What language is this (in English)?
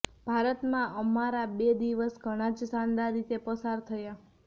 Gujarati